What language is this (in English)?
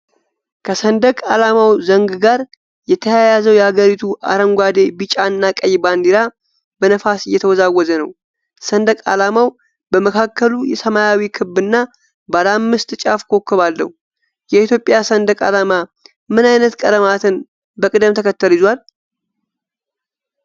Amharic